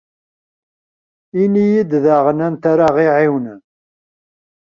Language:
Kabyle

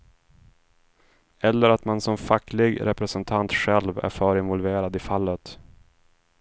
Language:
Swedish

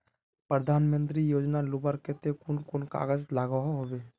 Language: Magahi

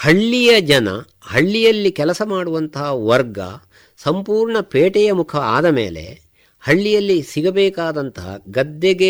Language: Kannada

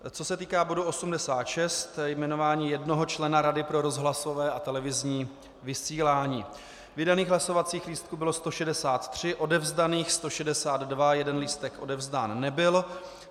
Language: Czech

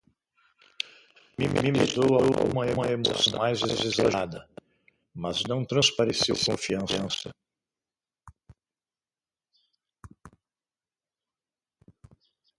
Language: Portuguese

